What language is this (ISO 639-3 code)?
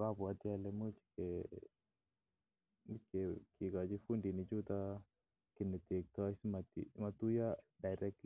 kln